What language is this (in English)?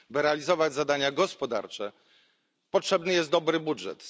Polish